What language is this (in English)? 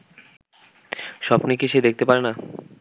Bangla